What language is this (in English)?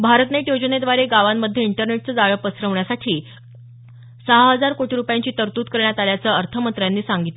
Marathi